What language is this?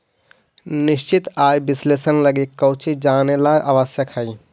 Magahi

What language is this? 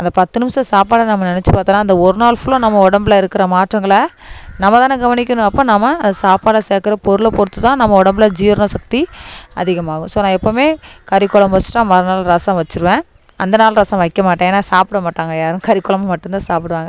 Tamil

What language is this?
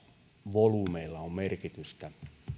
Finnish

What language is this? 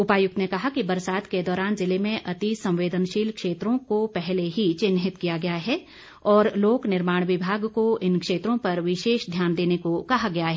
Hindi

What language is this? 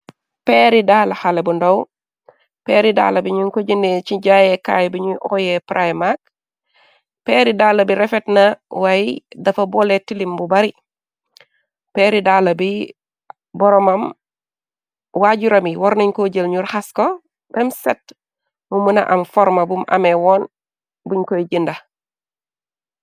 Wolof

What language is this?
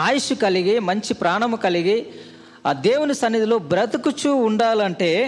Telugu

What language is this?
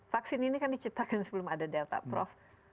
Indonesian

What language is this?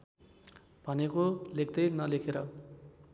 Nepali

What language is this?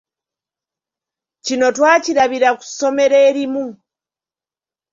Ganda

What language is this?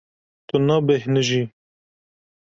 Kurdish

